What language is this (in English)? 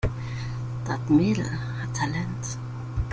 German